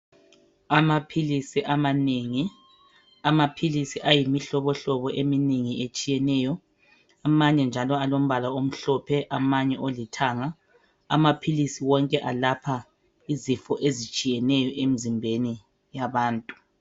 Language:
North Ndebele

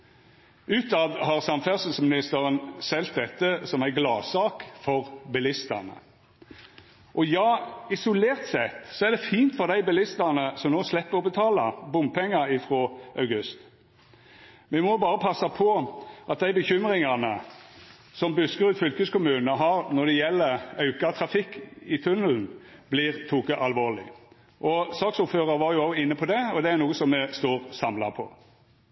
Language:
Norwegian Nynorsk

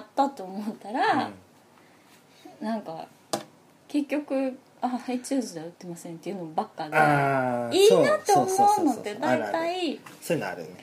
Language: Japanese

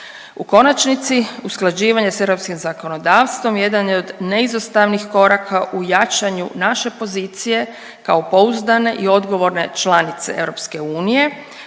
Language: Croatian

